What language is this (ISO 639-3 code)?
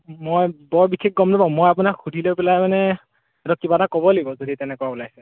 asm